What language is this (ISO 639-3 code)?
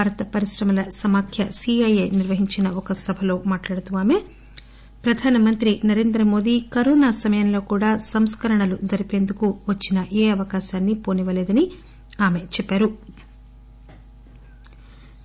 tel